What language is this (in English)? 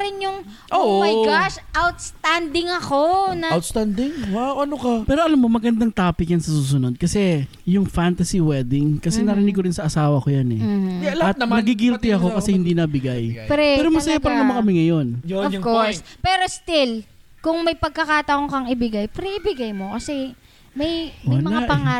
Filipino